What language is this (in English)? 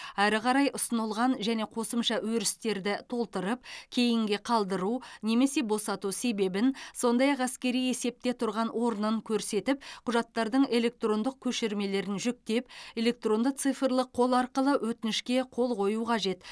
Kazakh